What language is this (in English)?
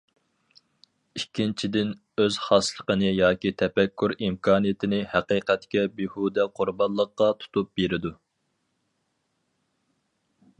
Uyghur